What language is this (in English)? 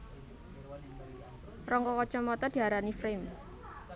Javanese